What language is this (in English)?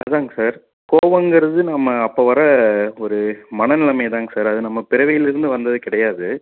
Tamil